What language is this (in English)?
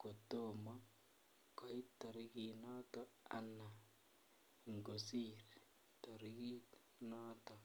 Kalenjin